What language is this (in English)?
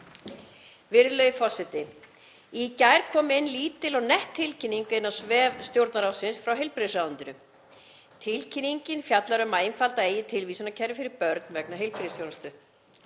Icelandic